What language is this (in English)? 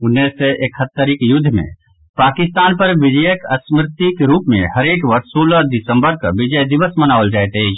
Maithili